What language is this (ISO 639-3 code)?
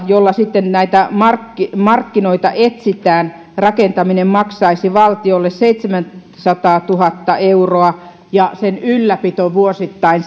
fin